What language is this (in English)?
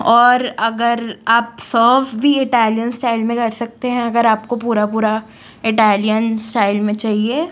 Hindi